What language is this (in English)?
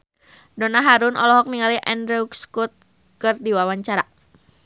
Sundanese